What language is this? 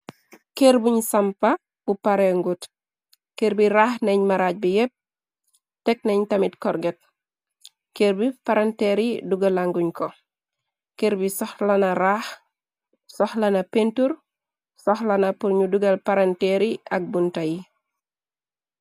Wolof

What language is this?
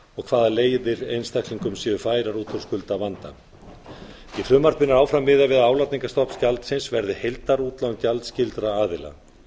Icelandic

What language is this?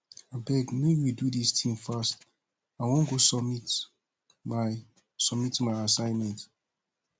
Nigerian Pidgin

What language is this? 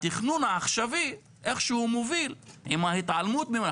Hebrew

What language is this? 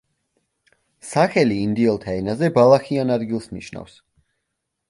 Georgian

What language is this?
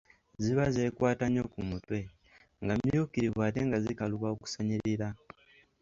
Ganda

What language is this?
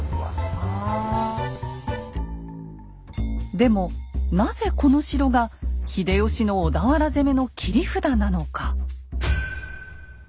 Japanese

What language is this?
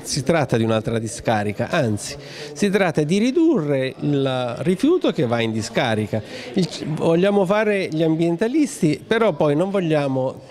Italian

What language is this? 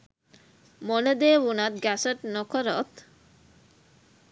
Sinhala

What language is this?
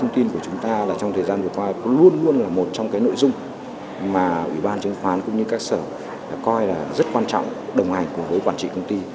Vietnamese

